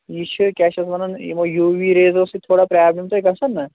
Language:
Kashmiri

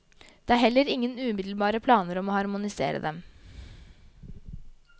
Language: Norwegian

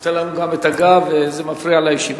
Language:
Hebrew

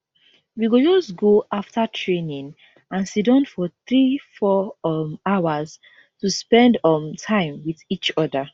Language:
Nigerian Pidgin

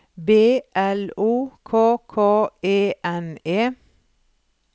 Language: Norwegian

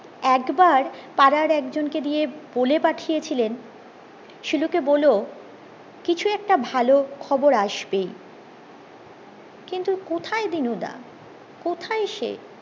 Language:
Bangla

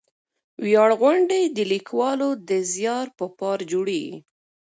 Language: Pashto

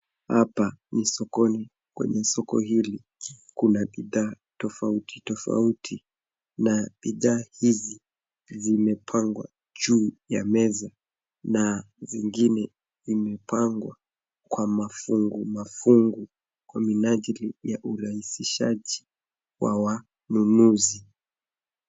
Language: Swahili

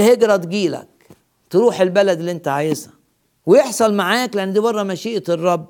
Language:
Arabic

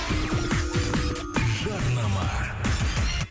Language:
Kazakh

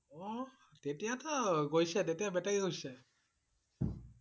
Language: Assamese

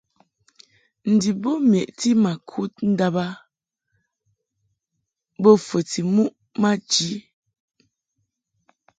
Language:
Mungaka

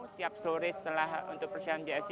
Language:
Indonesian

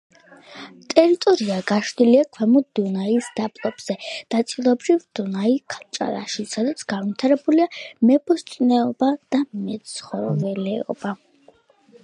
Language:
Georgian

